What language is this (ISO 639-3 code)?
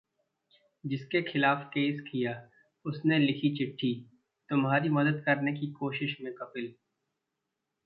hin